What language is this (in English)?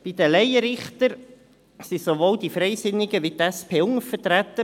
Swiss German